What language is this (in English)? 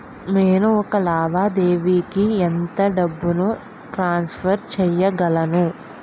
Telugu